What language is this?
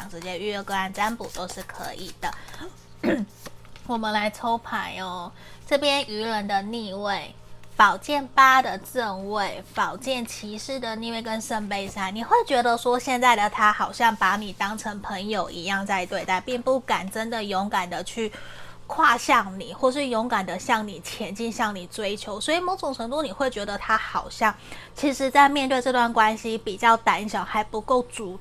Chinese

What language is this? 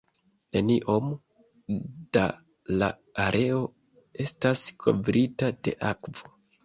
Esperanto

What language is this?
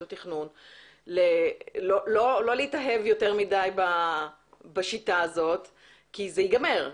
Hebrew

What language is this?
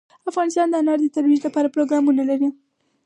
Pashto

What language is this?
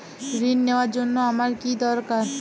Bangla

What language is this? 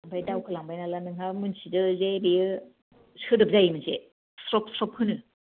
Bodo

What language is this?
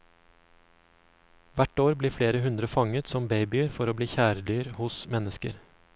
Norwegian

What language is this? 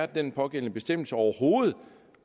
Danish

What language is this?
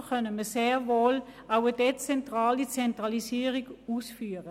Swiss German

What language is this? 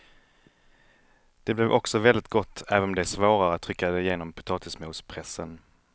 Swedish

